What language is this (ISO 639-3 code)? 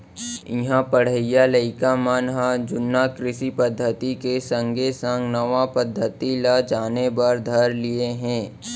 hne